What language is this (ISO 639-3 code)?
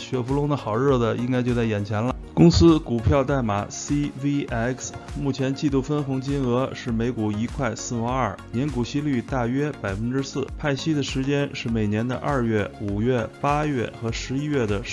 zho